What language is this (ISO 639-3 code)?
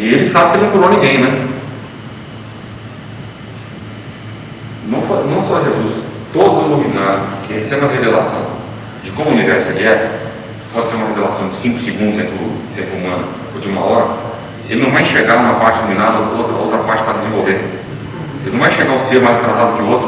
por